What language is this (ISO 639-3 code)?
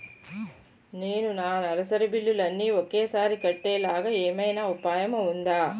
tel